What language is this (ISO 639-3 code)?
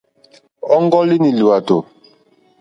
bri